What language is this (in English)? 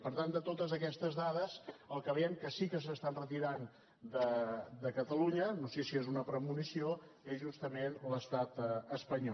Catalan